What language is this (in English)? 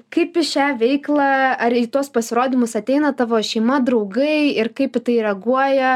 Lithuanian